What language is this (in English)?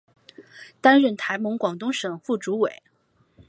Chinese